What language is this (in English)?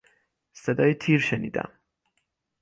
Persian